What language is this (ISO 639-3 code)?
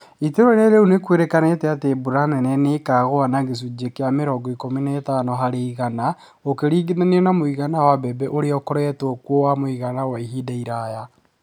kik